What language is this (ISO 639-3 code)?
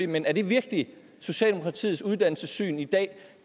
dan